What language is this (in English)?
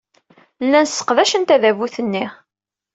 Kabyle